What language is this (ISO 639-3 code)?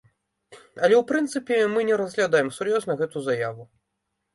bel